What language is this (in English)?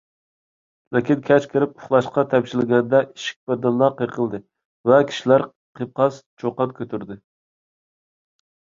Uyghur